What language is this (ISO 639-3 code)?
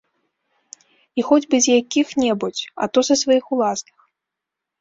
bel